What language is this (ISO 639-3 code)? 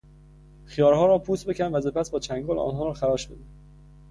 fas